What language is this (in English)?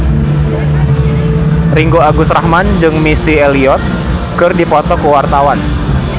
Sundanese